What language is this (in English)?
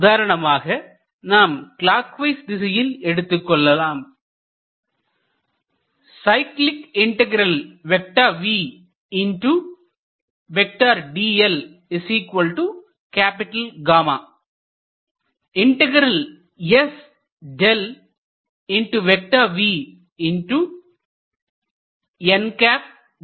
Tamil